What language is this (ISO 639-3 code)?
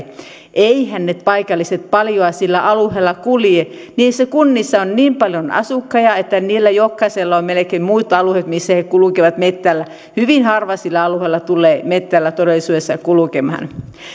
fin